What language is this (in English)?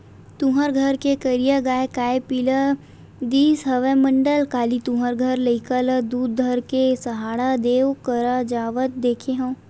Chhattisgarhi